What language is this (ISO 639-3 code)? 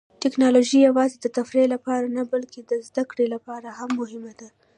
pus